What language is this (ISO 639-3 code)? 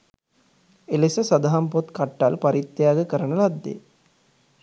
sin